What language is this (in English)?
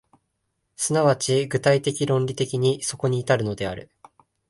Japanese